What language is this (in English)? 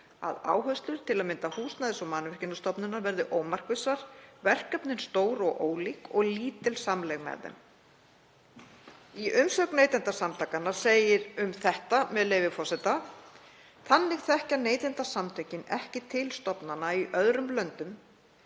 Icelandic